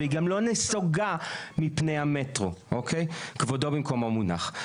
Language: Hebrew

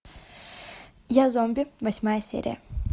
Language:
Russian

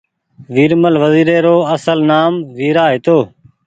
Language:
Goaria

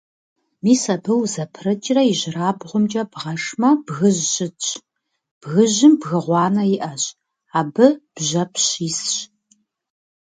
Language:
Kabardian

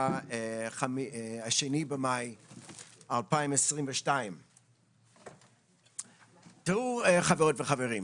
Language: Hebrew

